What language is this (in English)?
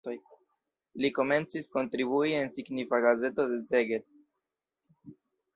Esperanto